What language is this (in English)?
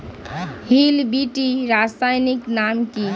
Bangla